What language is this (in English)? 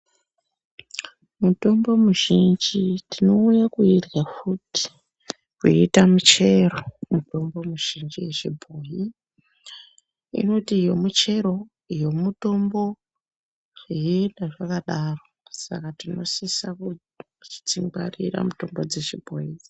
Ndau